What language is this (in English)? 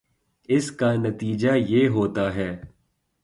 Urdu